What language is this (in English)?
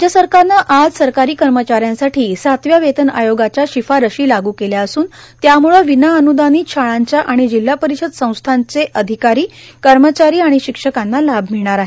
Marathi